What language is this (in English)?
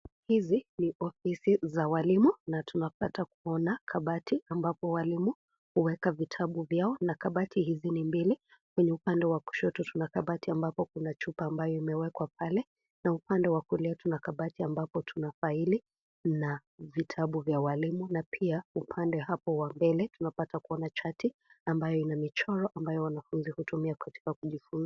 Swahili